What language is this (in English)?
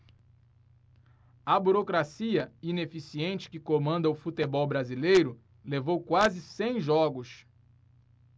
Portuguese